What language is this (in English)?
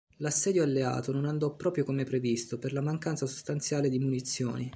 Italian